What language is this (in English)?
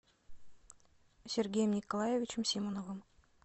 Russian